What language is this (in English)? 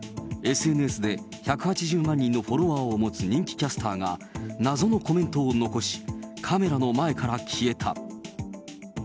Japanese